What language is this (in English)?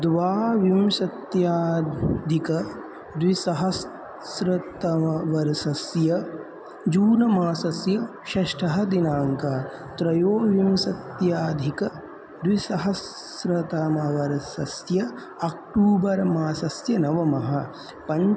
Sanskrit